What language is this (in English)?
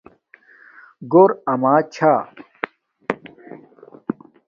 Domaaki